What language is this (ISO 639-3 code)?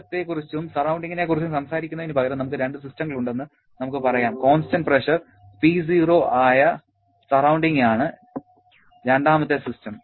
mal